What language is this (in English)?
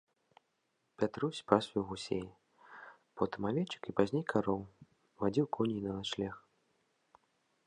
Belarusian